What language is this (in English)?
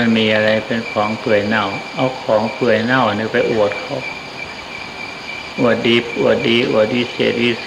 Thai